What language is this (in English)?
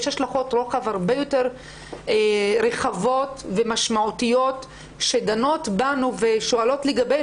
Hebrew